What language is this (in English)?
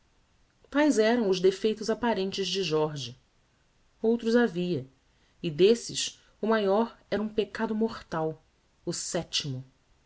Portuguese